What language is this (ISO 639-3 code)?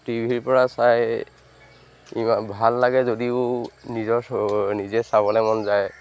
asm